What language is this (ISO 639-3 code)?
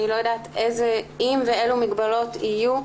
heb